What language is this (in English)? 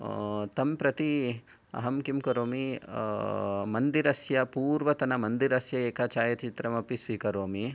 Sanskrit